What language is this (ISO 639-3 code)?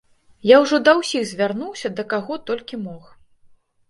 bel